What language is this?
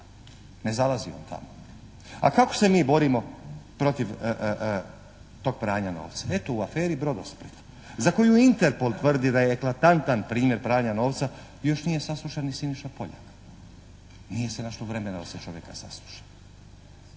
Croatian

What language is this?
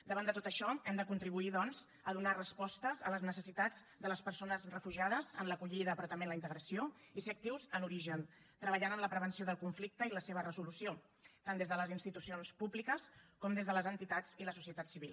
Catalan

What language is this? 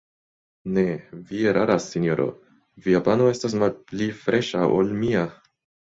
Esperanto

